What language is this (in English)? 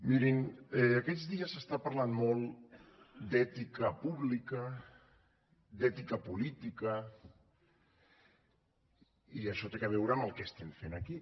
Catalan